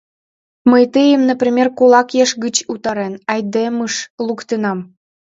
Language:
Mari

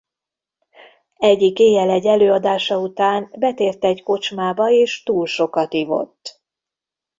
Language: Hungarian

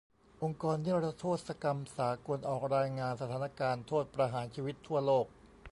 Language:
Thai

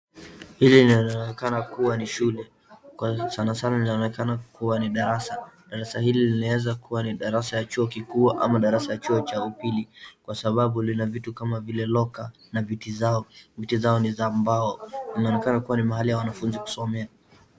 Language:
Swahili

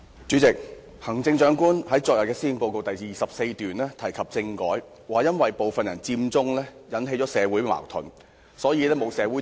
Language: Cantonese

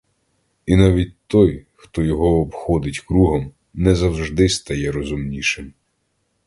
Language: Ukrainian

